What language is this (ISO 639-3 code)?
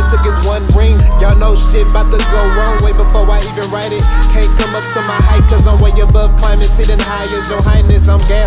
eng